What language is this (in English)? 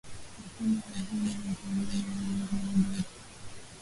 Swahili